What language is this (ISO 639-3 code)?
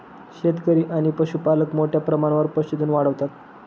mar